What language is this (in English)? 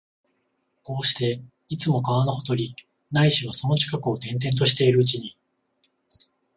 Japanese